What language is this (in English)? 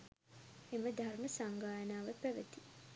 Sinhala